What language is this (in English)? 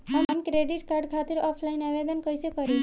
Bhojpuri